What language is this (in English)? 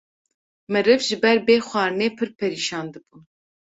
Kurdish